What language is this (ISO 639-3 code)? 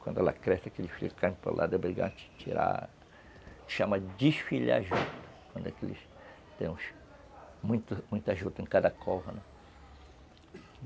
por